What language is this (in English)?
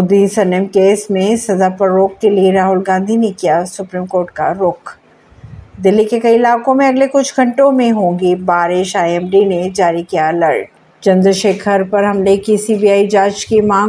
Hindi